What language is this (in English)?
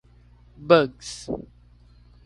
Portuguese